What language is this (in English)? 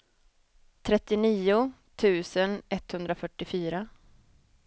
Swedish